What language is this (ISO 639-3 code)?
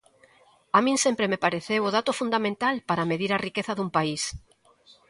glg